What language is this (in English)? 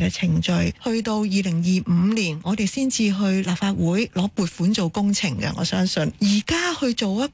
Chinese